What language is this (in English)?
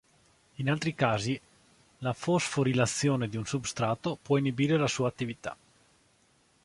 Italian